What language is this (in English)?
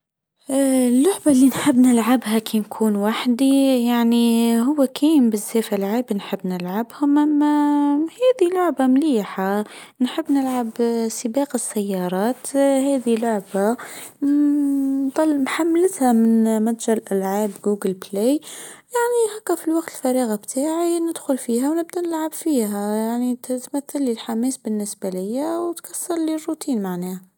Tunisian Arabic